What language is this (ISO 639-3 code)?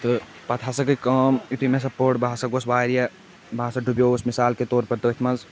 kas